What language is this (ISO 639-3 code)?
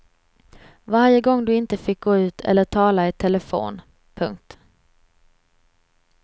swe